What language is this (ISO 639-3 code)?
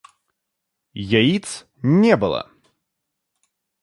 rus